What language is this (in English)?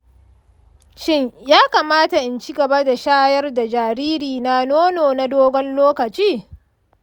Hausa